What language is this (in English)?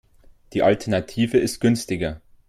German